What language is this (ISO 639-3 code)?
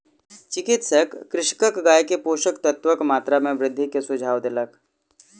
mai